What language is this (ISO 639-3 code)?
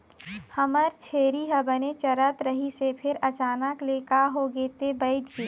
hne